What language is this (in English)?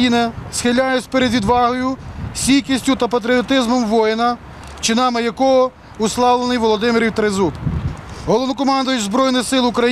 Ukrainian